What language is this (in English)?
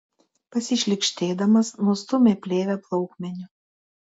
Lithuanian